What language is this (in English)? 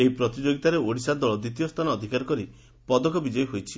Odia